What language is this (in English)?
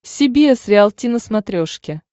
Russian